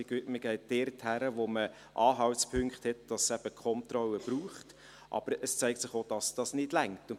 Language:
Swiss German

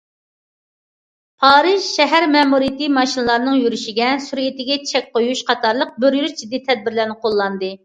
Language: Uyghur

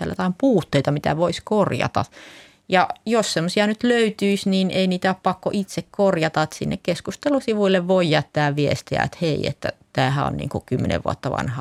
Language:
Finnish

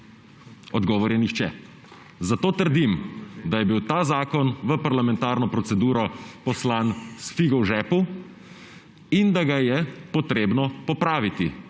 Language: Slovenian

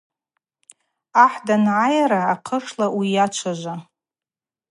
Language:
Abaza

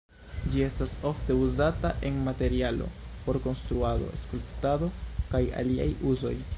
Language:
Esperanto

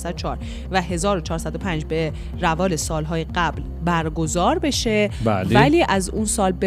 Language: Persian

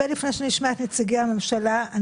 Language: Hebrew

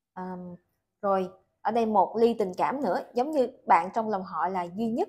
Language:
Vietnamese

